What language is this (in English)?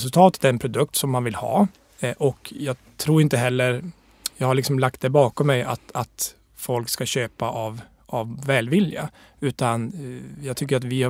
Swedish